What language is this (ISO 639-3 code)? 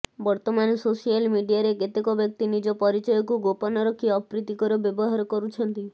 ori